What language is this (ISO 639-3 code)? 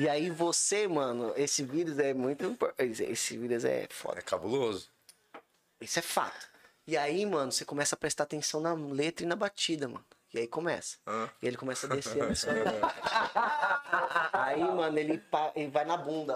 por